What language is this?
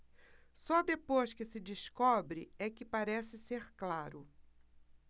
Portuguese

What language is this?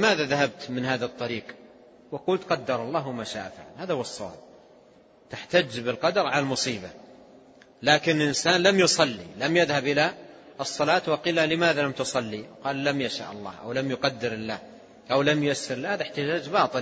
Arabic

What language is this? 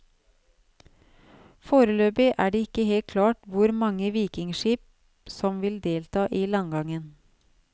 Norwegian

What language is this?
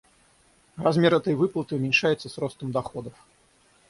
Russian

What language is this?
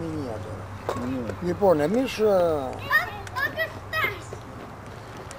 Greek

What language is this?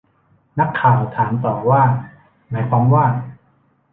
Thai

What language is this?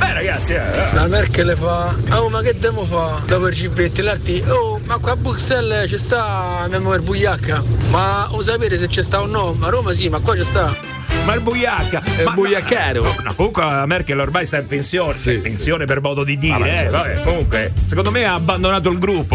Italian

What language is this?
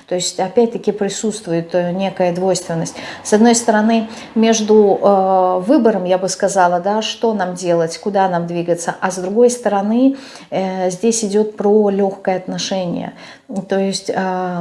Russian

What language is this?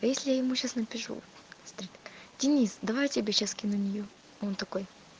Russian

